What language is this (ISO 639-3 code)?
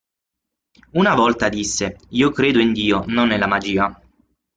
ita